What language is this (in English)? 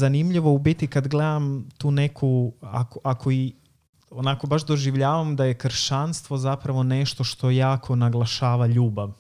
Croatian